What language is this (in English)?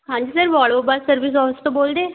Punjabi